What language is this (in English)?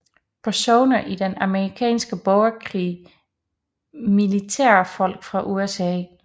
Danish